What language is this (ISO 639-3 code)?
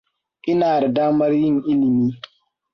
hau